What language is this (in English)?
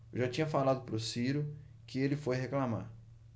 Portuguese